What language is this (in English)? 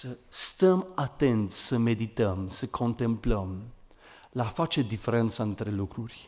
Romanian